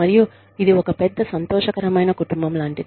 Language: Telugu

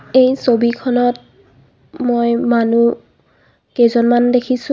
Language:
Assamese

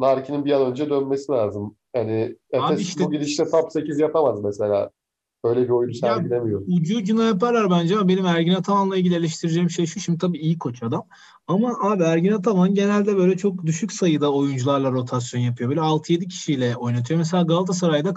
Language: Turkish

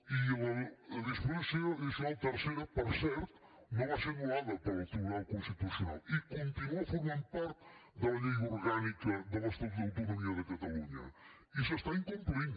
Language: Catalan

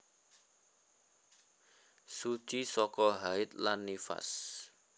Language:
Javanese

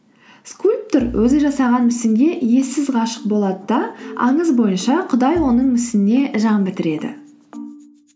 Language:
Kazakh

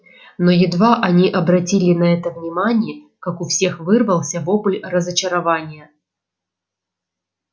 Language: Russian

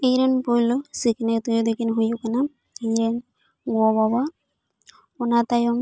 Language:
Santali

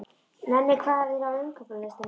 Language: Icelandic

